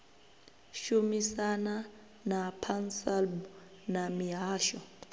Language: Venda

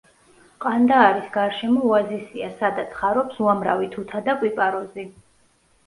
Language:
Georgian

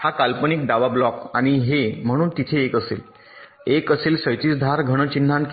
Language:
Marathi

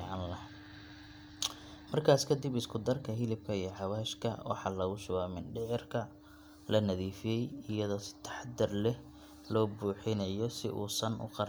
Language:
Somali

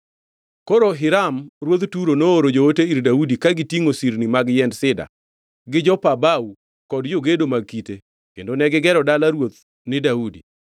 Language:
Luo (Kenya and Tanzania)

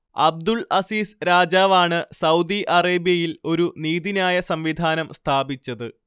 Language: Malayalam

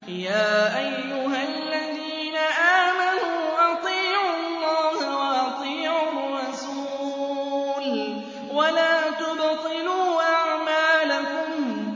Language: Arabic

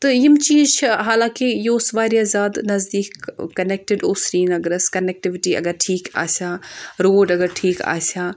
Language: Kashmiri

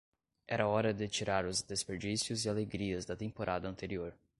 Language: Portuguese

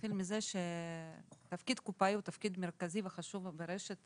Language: Hebrew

